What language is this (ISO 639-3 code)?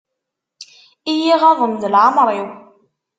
kab